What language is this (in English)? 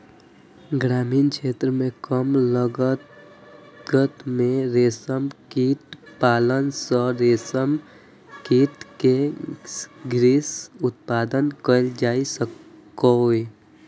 Maithili